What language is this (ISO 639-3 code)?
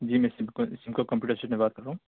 urd